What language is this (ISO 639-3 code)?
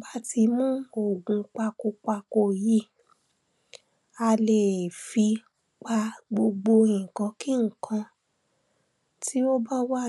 yor